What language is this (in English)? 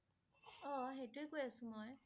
Assamese